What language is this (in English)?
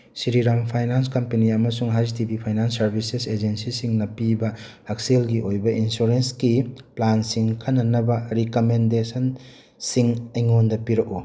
Manipuri